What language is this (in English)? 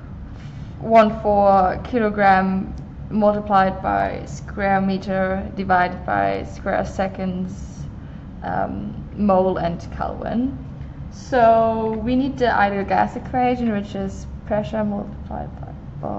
English